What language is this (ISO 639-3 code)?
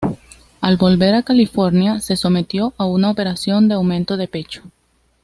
spa